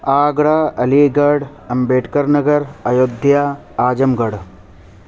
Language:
Urdu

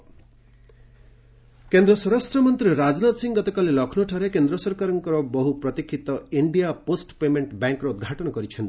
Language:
Odia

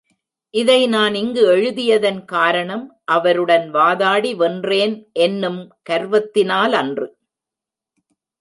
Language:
Tamil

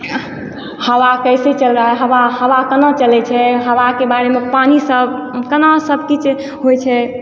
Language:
Maithili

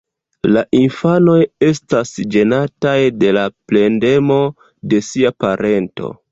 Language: Esperanto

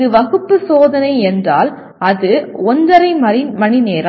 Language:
Tamil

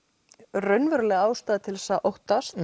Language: Icelandic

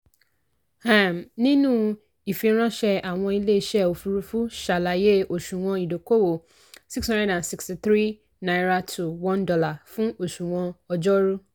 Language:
Yoruba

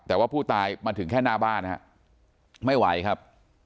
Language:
Thai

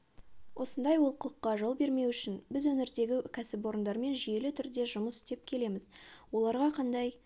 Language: Kazakh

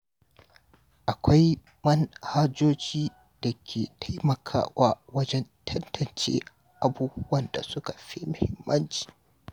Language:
Hausa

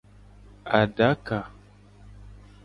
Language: Gen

